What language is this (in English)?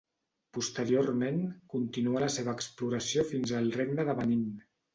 Catalan